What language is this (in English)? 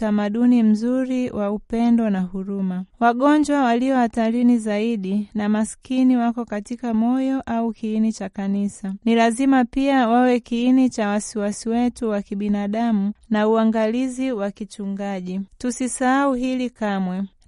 Swahili